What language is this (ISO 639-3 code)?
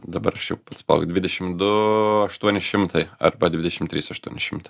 lit